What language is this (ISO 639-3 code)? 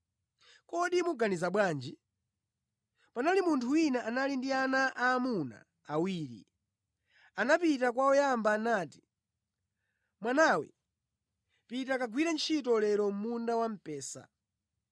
nya